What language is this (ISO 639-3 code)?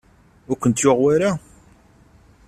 kab